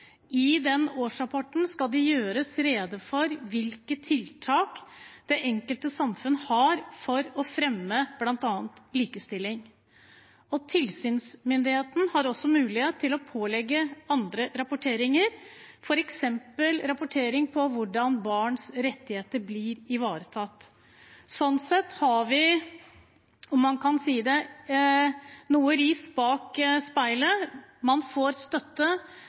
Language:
Norwegian Bokmål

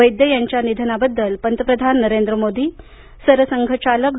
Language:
Marathi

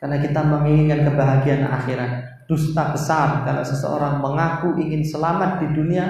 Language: Indonesian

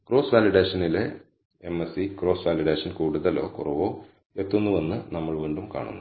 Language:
Malayalam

